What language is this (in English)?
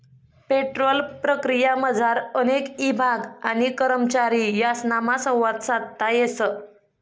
Marathi